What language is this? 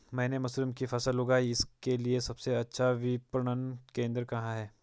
Hindi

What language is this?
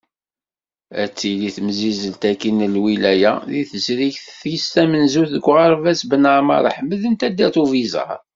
Kabyle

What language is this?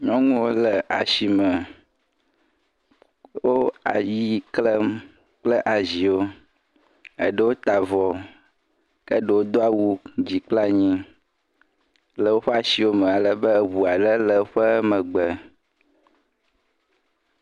Ewe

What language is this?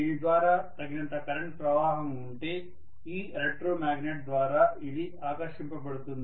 Telugu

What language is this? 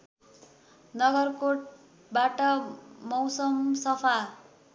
Nepali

